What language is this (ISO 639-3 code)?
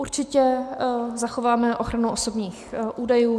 ces